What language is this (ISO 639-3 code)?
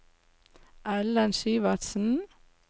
nor